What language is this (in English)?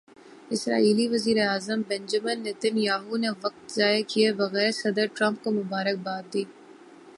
Urdu